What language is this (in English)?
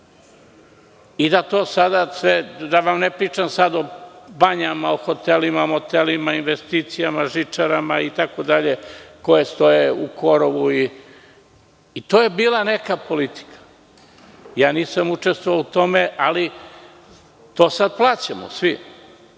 Serbian